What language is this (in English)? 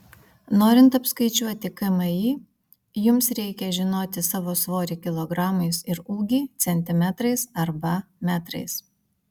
Lithuanian